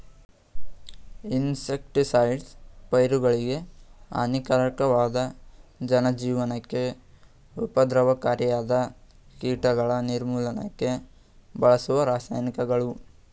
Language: Kannada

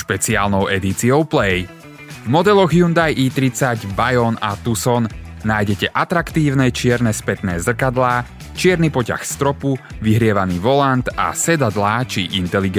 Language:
Slovak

